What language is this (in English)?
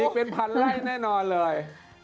Thai